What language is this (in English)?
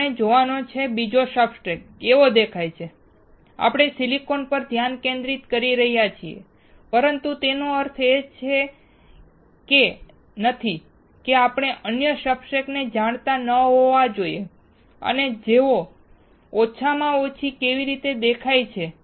Gujarati